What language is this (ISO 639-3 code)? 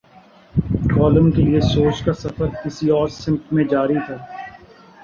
urd